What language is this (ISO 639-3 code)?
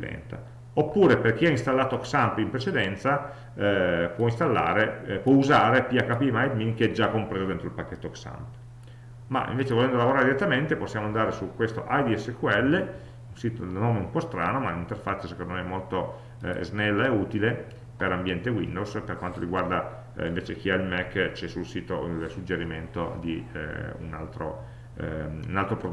ita